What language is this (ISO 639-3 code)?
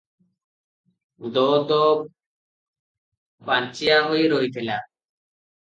ori